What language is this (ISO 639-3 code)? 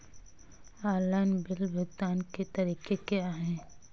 hin